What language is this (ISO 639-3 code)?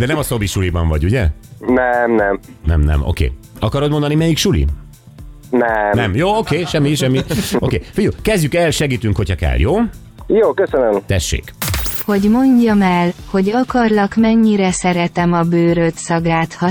hun